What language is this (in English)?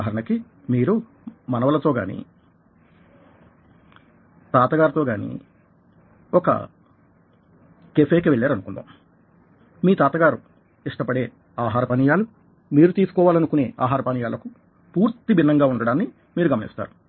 Telugu